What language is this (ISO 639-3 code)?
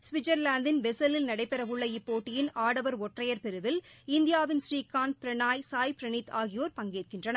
tam